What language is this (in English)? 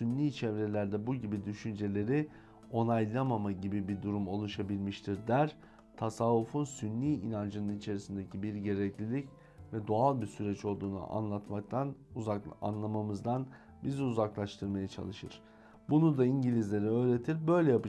Turkish